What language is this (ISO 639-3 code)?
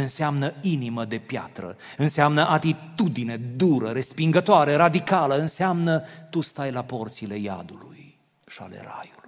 ron